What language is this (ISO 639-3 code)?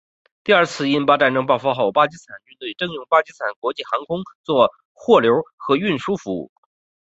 zho